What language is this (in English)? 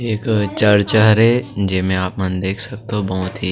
Chhattisgarhi